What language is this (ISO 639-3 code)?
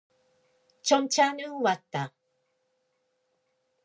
kor